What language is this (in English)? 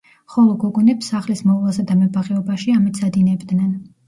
Georgian